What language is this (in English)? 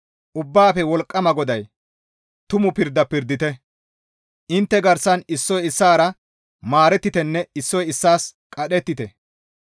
Gamo